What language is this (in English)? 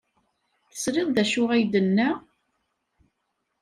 Kabyle